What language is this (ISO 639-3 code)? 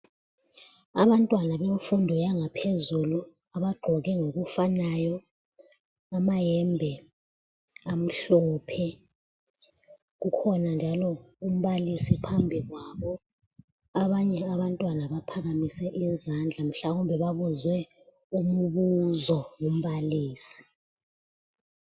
nde